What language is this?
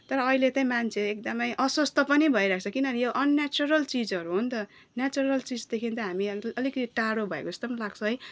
Nepali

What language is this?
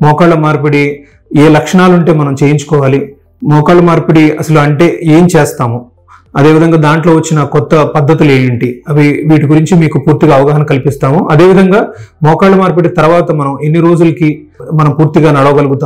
Arabic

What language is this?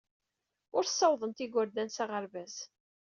Kabyle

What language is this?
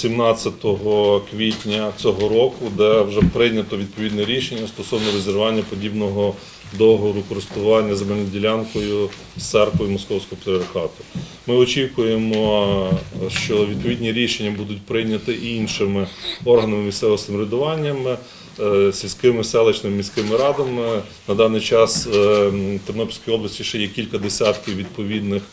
Ukrainian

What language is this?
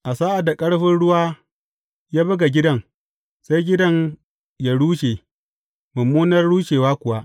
Hausa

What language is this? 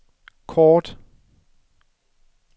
Danish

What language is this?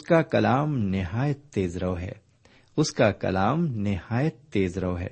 Urdu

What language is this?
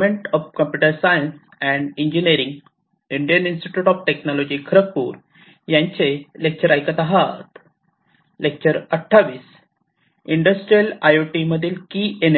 Marathi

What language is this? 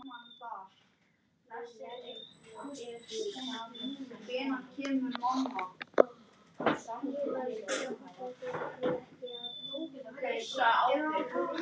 Icelandic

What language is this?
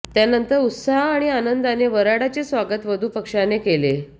Marathi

